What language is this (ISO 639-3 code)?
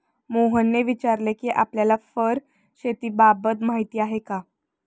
mar